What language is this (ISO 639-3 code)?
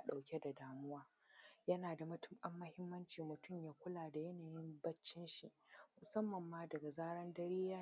hau